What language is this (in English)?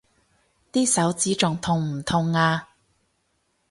Cantonese